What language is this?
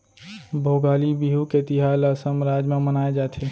Chhattisgarhi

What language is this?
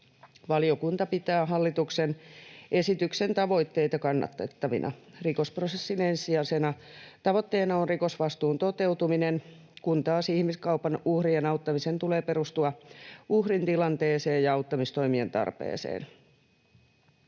Finnish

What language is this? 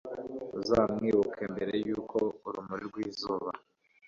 Kinyarwanda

